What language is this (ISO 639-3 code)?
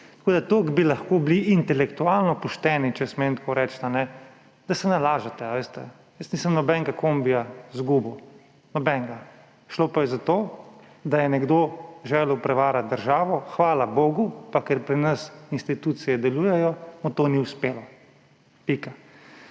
slv